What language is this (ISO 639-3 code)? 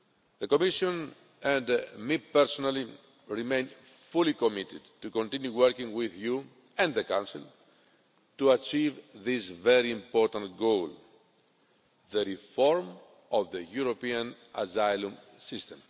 eng